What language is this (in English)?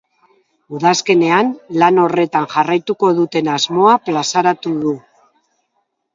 Basque